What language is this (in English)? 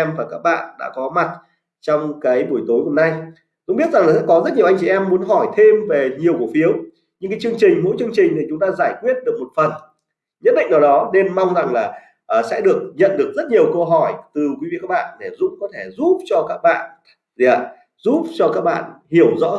Vietnamese